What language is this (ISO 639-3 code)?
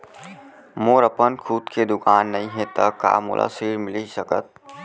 hne